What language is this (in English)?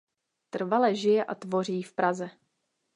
Czech